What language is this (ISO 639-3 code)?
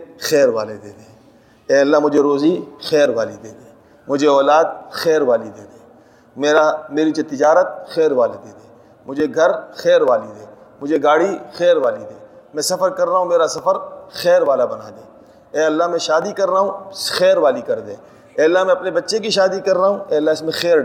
urd